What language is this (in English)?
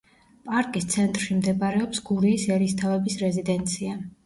Georgian